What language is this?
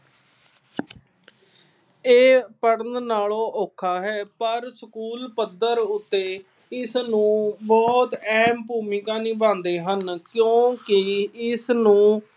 Punjabi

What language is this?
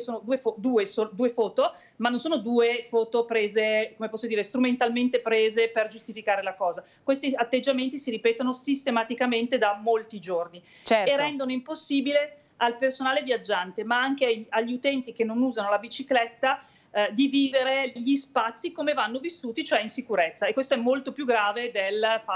Italian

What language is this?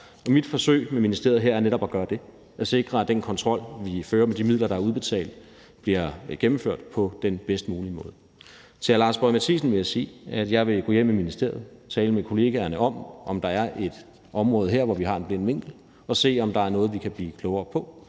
Danish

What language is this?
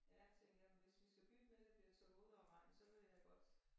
Danish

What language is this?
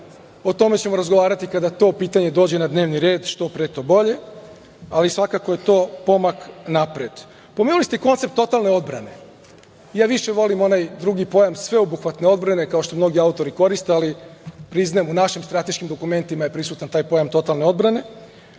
Serbian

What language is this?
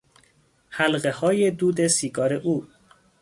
Persian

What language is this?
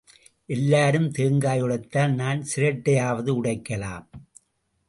Tamil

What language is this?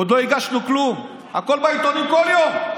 Hebrew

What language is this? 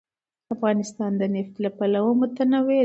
Pashto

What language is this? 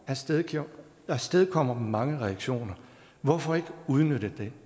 Danish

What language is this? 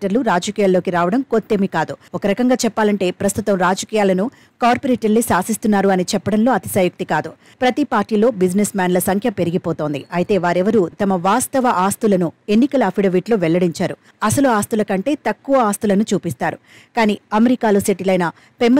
Telugu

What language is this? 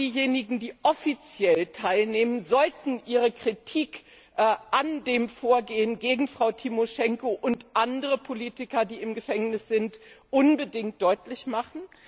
German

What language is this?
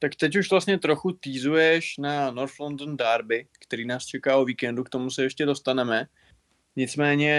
Czech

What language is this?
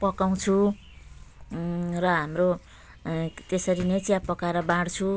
Nepali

